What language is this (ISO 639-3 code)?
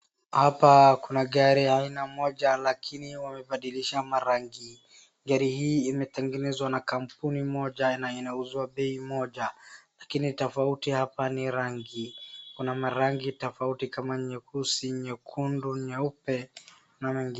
swa